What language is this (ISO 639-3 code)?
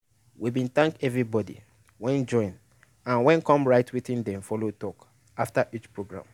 pcm